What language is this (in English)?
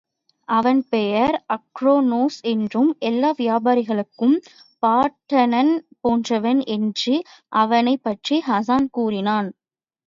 Tamil